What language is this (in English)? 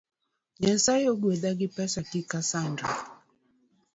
Luo (Kenya and Tanzania)